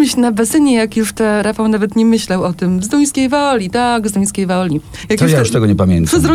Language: Polish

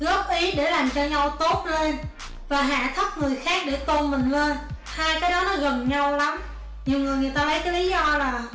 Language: Vietnamese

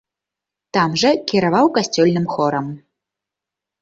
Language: Belarusian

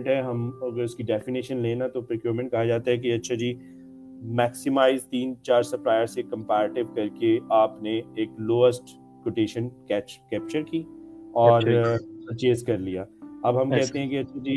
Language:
Urdu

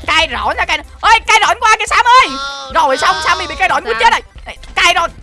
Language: Vietnamese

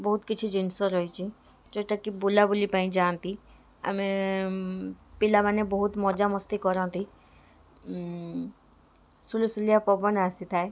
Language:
Odia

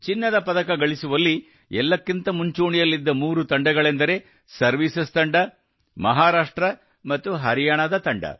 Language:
Kannada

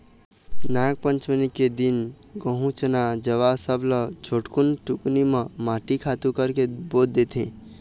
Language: Chhattisgarhi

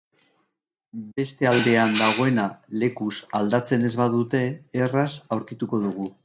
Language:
Basque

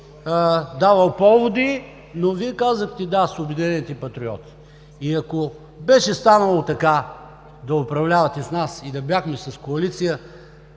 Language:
Bulgarian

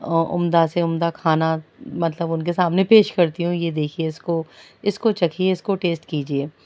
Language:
Urdu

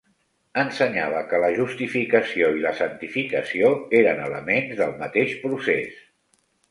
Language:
Catalan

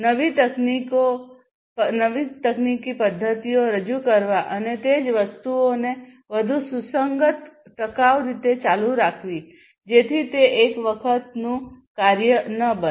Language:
Gujarati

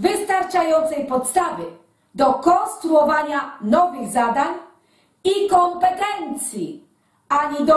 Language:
Polish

